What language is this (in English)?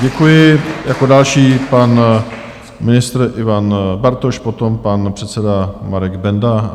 Czech